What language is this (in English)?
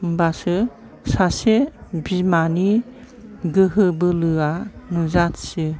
Bodo